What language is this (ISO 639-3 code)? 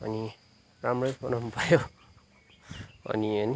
nep